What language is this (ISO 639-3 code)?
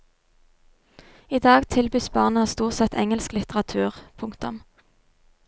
nor